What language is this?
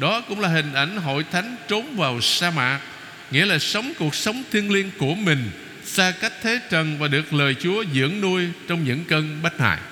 Vietnamese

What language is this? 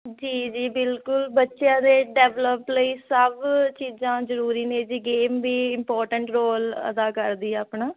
Punjabi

